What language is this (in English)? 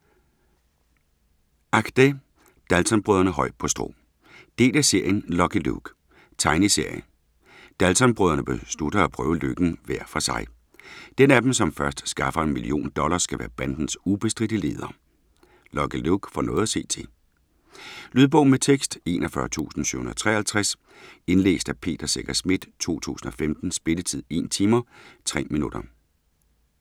Danish